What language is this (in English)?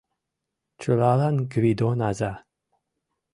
Mari